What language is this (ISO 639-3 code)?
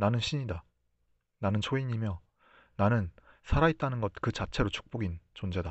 kor